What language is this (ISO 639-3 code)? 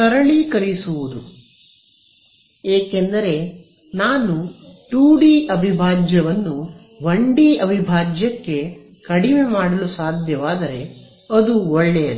kan